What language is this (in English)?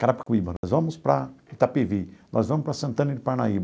Portuguese